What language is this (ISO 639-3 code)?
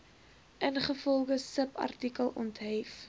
afr